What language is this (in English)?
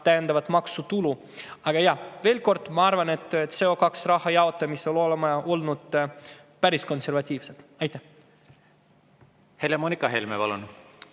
Estonian